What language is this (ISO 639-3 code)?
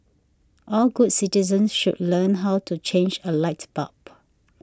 eng